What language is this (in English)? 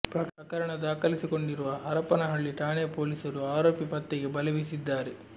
Kannada